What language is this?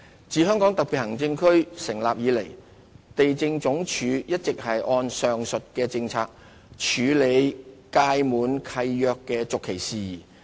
Cantonese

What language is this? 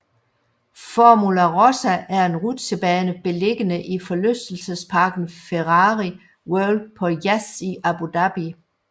Danish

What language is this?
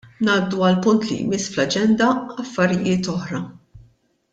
Maltese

